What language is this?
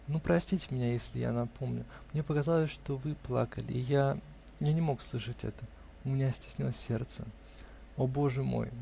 Russian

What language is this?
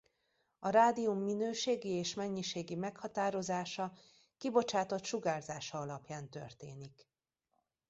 Hungarian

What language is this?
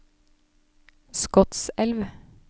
Norwegian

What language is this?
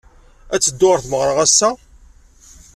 Kabyle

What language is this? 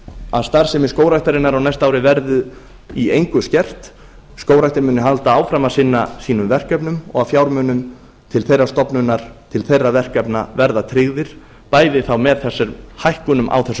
Icelandic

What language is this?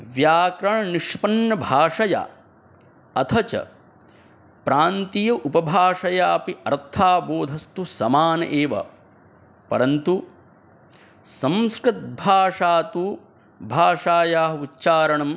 Sanskrit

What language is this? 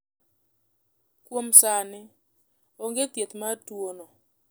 Luo (Kenya and Tanzania)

